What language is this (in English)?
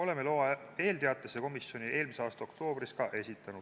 Estonian